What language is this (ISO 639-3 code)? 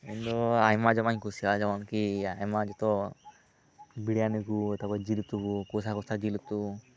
sat